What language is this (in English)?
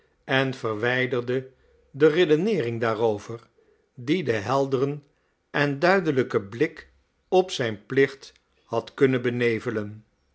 Dutch